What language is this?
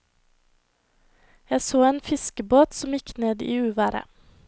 Norwegian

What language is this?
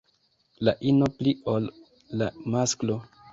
Esperanto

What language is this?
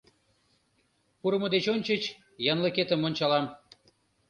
Mari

